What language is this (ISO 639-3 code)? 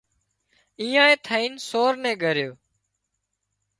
kxp